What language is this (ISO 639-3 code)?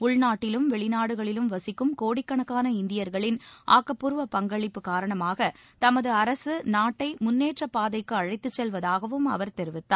tam